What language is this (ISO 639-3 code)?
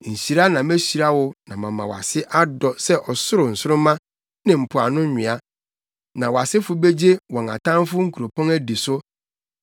aka